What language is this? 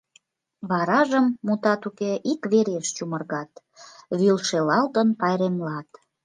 Mari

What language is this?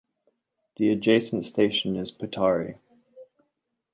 English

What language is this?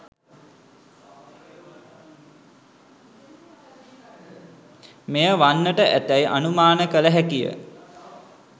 Sinhala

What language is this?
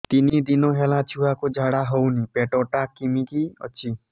Odia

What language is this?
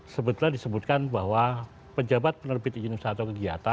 Indonesian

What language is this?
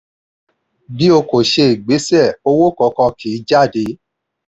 Yoruba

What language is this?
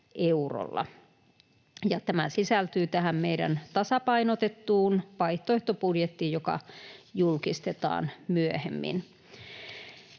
Finnish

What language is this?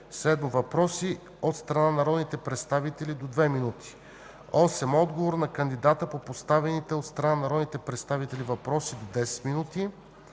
Bulgarian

